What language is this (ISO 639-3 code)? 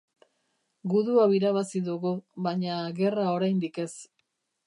eus